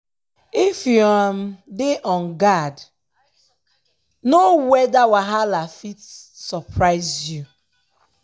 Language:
Nigerian Pidgin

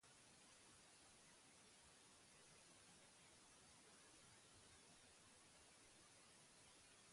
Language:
Basque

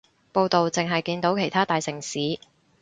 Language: Cantonese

